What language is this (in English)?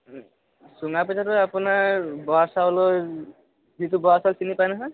Assamese